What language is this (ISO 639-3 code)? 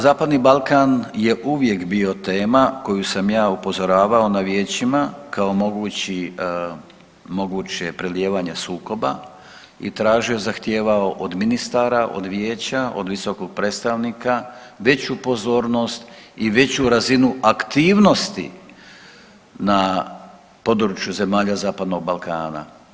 hrv